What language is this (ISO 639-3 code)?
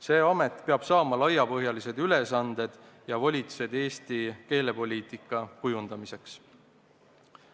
est